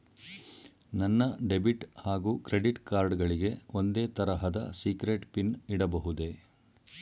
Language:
Kannada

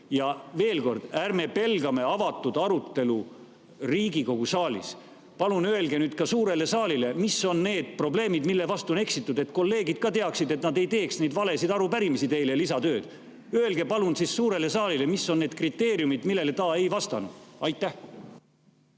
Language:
Estonian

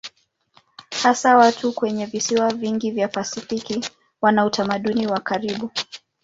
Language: Swahili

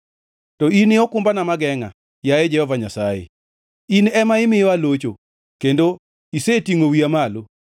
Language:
Luo (Kenya and Tanzania)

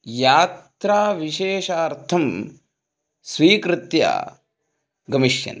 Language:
Sanskrit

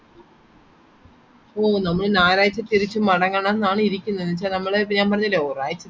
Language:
Malayalam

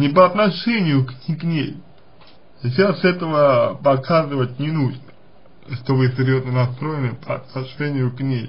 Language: Russian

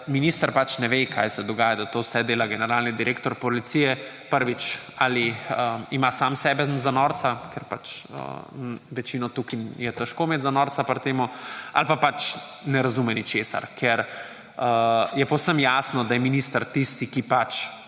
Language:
Slovenian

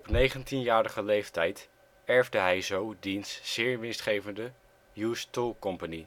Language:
Dutch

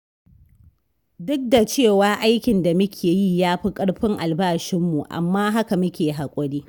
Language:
Hausa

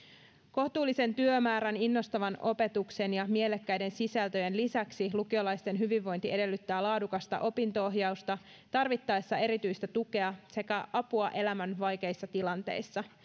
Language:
Finnish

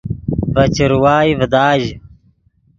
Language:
Yidgha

